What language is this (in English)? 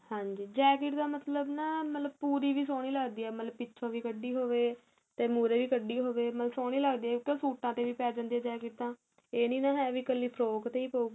Punjabi